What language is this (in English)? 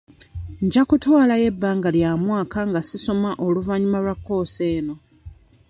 Ganda